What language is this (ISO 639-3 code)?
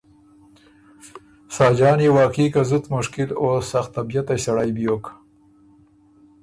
oru